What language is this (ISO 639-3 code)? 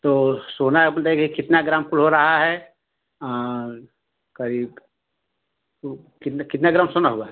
hin